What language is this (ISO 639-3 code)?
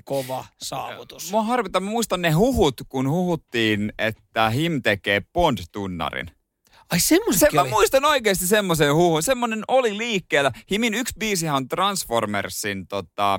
fin